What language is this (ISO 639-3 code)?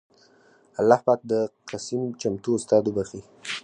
pus